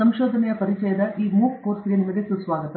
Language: Kannada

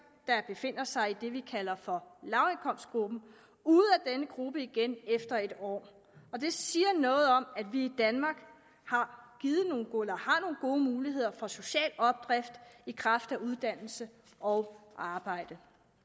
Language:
Danish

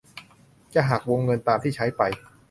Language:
Thai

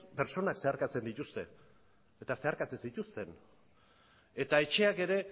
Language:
Basque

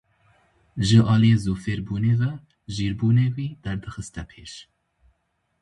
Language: Kurdish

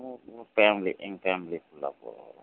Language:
Tamil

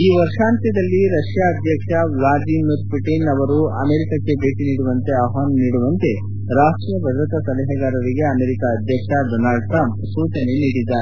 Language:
Kannada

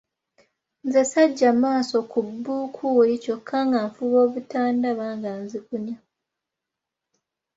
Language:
Ganda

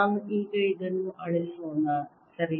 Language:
Kannada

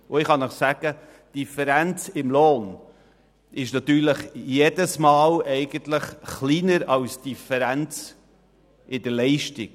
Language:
Swiss German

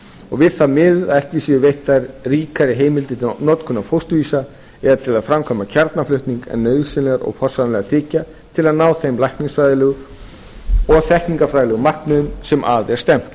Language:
Icelandic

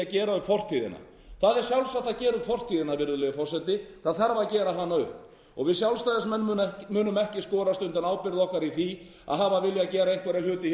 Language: Icelandic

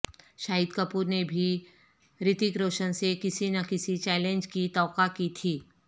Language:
Urdu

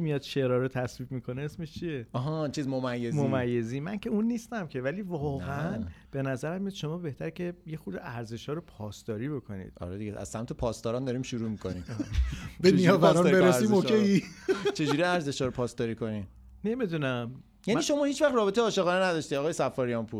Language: Persian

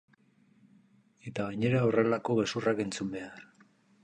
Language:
Basque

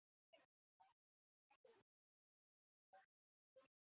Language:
Chinese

